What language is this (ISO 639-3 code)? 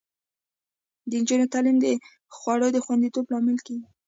pus